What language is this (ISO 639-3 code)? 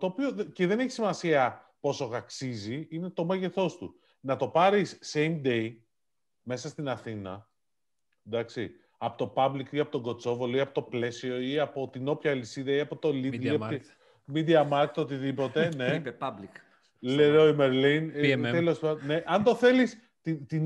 ell